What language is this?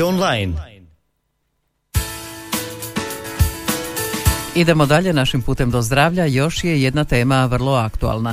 Croatian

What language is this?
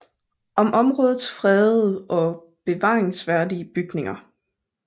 Danish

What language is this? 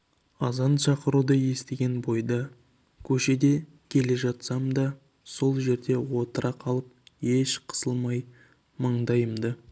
Kazakh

